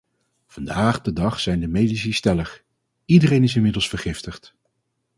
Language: Dutch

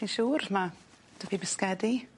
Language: Welsh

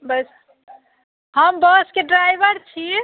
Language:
Maithili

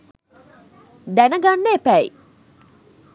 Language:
Sinhala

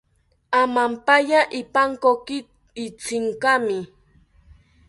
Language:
South Ucayali Ashéninka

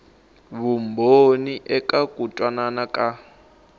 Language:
Tsonga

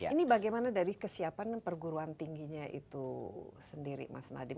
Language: Indonesian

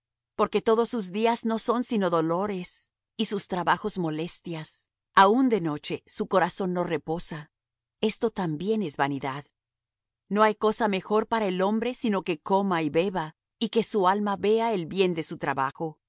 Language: Spanish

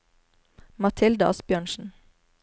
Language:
Norwegian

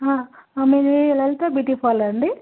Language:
Telugu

